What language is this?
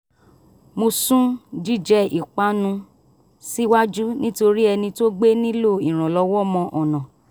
Yoruba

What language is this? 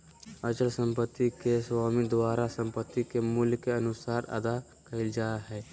Magahi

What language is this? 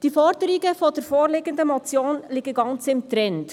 Swiss German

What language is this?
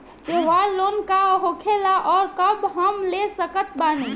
Bhojpuri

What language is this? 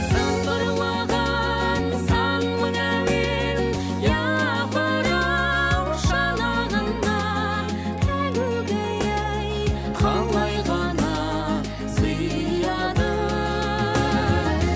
Kazakh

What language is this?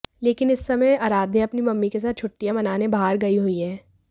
Hindi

